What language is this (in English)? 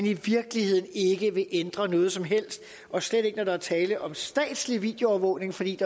Danish